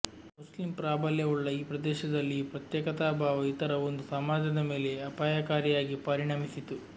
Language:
Kannada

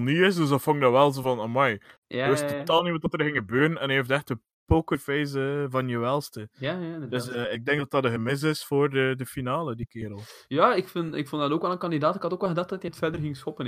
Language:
Dutch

